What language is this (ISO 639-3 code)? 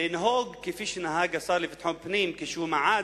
heb